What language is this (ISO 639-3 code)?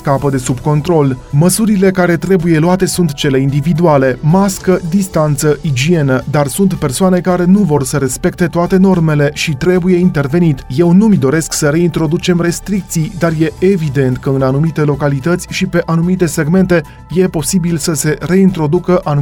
ron